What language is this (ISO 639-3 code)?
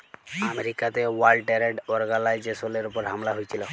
ben